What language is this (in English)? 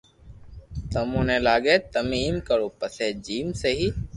Loarki